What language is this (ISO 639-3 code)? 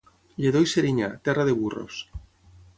cat